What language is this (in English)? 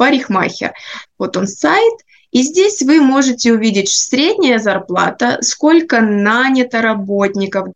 Russian